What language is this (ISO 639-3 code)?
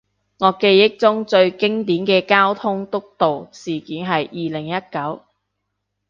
yue